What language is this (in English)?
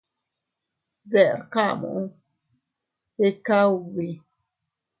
Teutila Cuicatec